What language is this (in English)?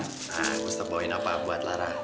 Indonesian